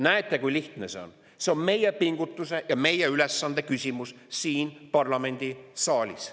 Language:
Estonian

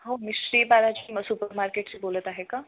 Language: Marathi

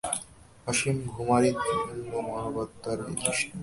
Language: Bangla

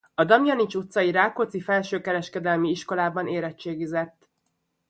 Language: Hungarian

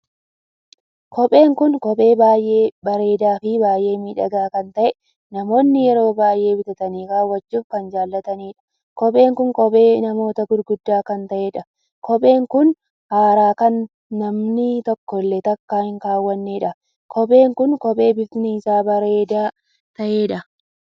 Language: Oromo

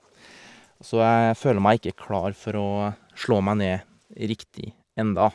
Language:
Norwegian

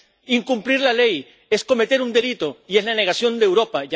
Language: Spanish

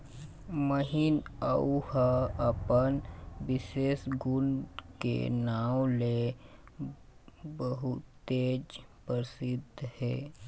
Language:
Chhattisgarhi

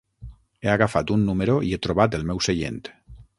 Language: Catalan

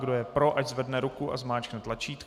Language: Czech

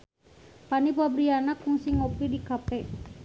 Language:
Sundanese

